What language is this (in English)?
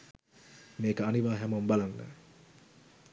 Sinhala